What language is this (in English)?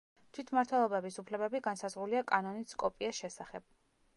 Georgian